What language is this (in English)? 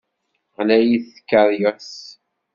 Kabyle